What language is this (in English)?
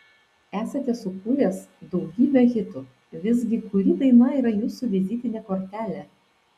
Lithuanian